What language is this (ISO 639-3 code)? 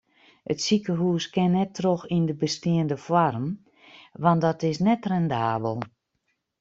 fry